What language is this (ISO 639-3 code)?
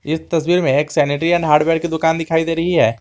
hin